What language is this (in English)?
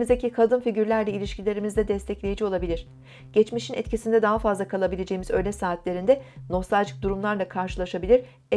Turkish